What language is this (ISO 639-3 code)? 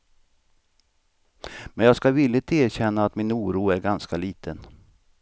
swe